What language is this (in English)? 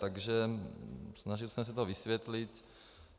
Czech